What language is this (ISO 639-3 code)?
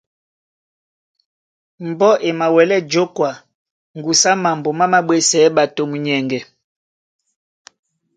dua